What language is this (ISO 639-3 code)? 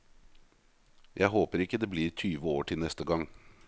nor